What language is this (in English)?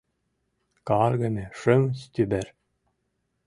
Mari